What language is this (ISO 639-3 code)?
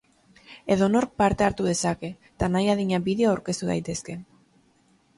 eus